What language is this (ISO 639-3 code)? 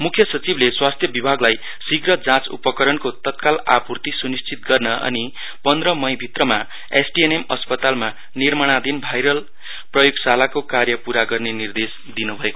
nep